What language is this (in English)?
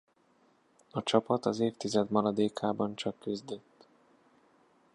Hungarian